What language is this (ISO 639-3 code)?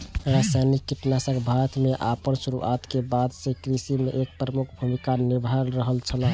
mai